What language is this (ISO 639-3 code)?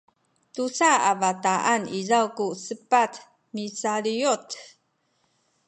szy